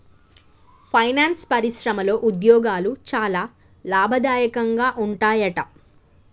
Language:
Telugu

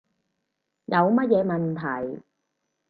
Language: Cantonese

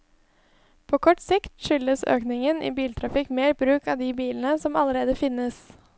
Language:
Norwegian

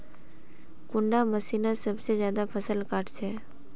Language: Magahi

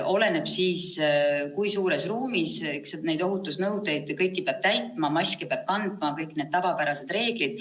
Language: Estonian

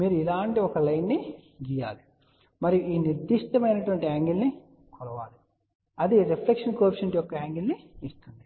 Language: Telugu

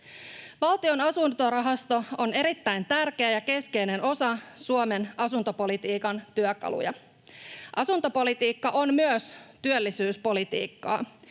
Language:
Finnish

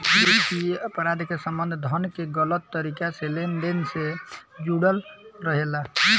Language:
Bhojpuri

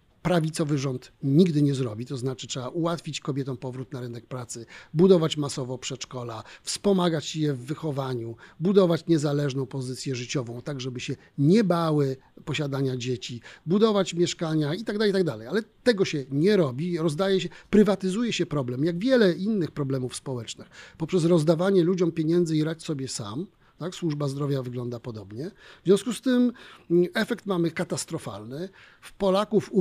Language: Polish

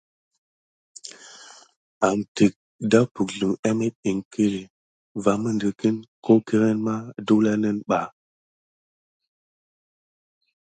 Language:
Gidar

